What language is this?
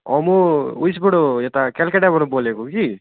Nepali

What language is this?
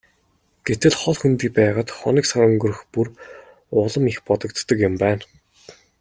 Mongolian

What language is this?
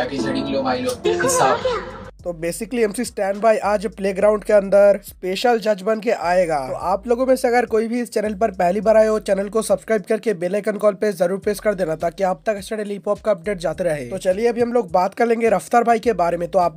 Hindi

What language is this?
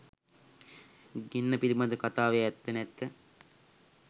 Sinhala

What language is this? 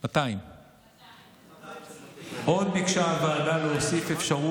Hebrew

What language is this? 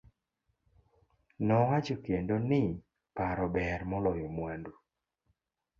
Luo (Kenya and Tanzania)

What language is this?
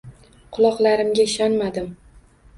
Uzbek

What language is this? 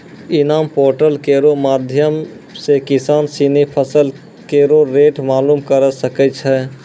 Maithili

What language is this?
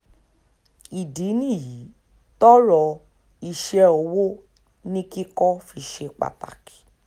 Yoruba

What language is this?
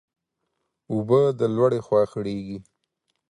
Pashto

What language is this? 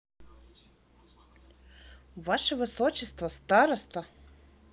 Russian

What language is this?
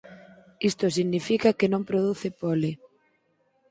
Galician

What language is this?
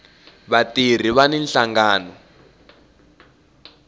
Tsonga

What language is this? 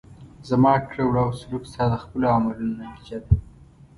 Pashto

